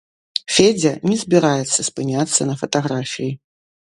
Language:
Belarusian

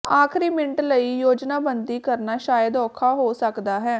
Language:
Punjabi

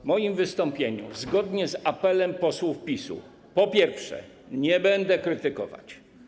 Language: Polish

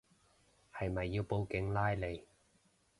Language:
Cantonese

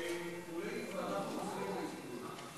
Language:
Hebrew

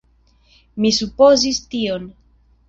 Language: Esperanto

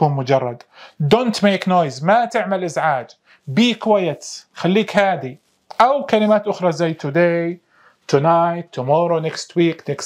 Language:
Arabic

